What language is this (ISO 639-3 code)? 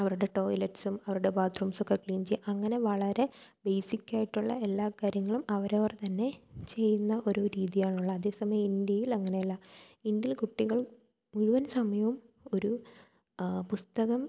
mal